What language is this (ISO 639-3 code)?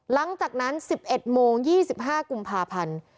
tha